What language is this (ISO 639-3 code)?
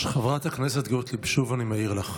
heb